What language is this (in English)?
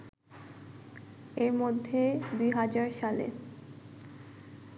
Bangla